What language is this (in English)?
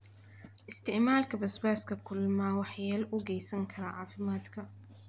Somali